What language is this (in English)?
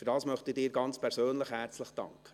Swiss German